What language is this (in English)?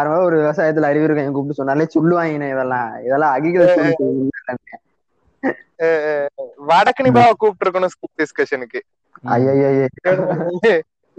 Tamil